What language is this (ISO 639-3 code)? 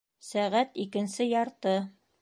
bak